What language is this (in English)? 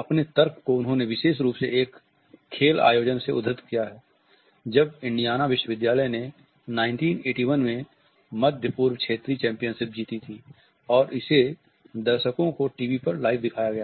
Hindi